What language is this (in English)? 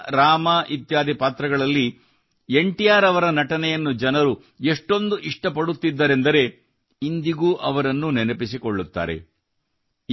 Kannada